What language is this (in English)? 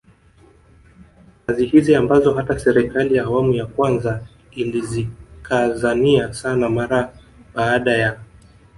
Swahili